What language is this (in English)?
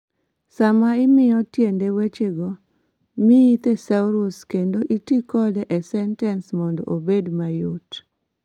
Luo (Kenya and Tanzania)